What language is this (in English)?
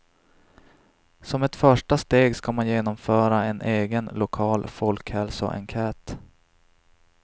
Swedish